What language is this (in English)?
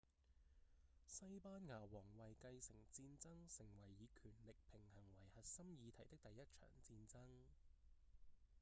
Cantonese